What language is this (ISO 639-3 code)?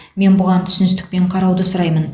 kaz